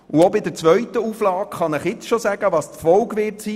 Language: Swiss German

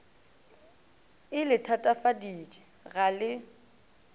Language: Northern Sotho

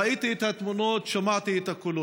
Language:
Hebrew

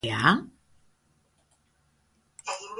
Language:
Basque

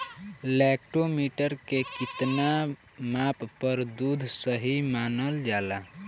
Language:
Bhojpuri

